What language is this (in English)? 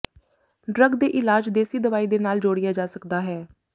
Punjabi